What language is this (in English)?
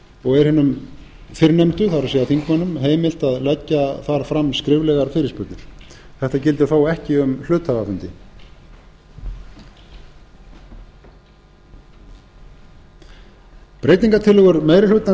Icelandic